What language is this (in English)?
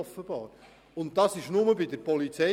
Swiss German